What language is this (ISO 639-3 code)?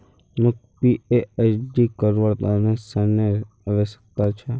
mag